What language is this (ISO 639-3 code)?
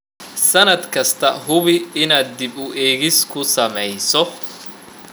som